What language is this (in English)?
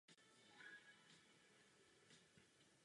Czech